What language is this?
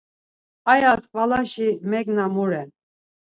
Laz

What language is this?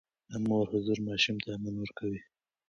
Pashto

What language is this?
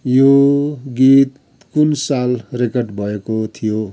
Nepali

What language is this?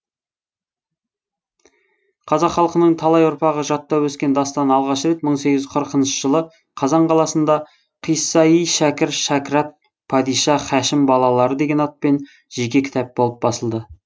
Kazakh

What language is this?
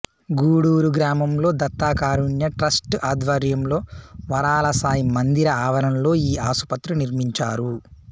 Telugu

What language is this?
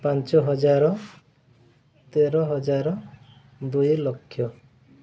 Odia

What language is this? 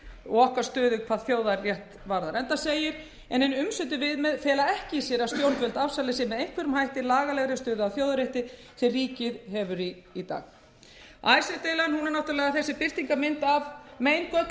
Icelandic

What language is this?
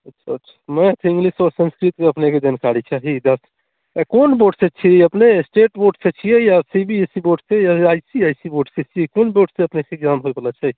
Maithili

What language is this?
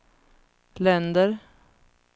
Swedish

